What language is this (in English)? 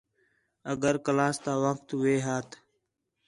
Khetrani